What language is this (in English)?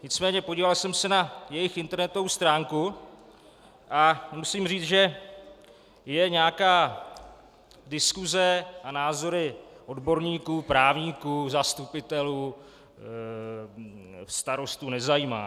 Czech